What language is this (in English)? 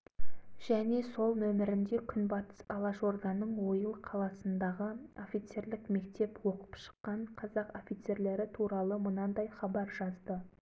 Kazakh